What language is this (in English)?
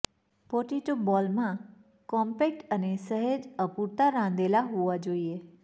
Gujarati